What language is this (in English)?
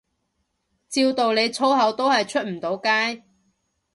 Cantonese